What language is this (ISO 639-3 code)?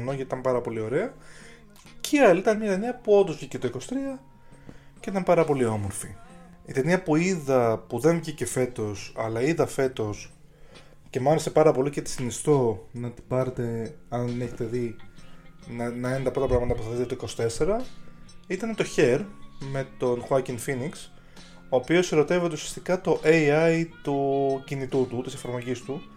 ell